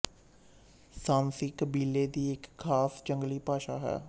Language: Punjabi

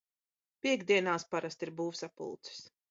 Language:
Latvian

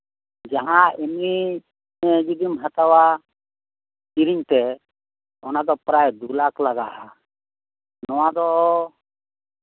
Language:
Santali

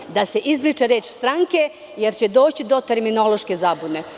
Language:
Serbian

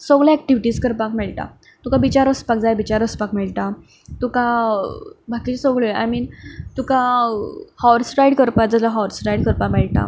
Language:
Konkani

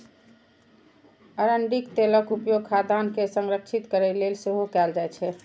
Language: Maithili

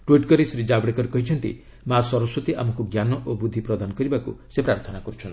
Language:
Odia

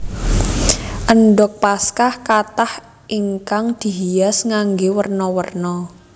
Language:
Javanese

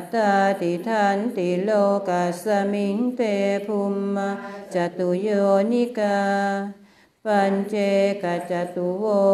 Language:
Thai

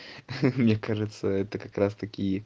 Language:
Russian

